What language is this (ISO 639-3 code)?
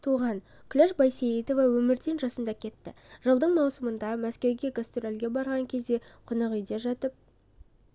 kaz